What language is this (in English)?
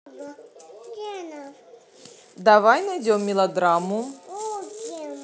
Russian